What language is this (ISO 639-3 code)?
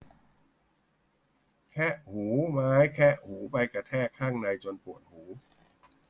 tha